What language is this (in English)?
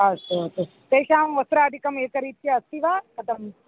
Sanskrit